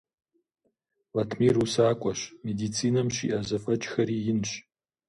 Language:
Kabardian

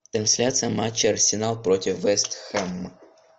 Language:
Russian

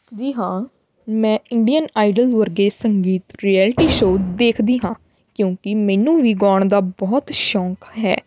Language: Punjabi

